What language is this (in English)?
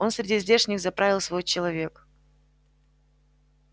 Russian